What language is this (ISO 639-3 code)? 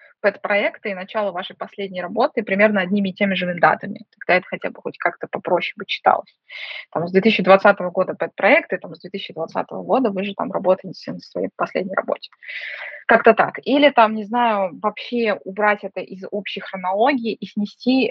rus